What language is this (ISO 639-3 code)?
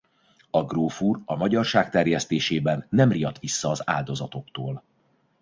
hun